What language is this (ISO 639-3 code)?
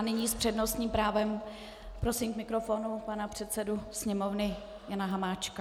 ces